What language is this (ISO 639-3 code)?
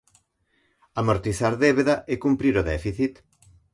glg